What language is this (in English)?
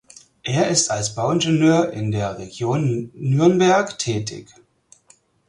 German